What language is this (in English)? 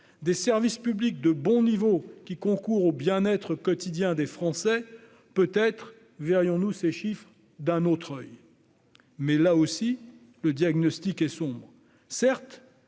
French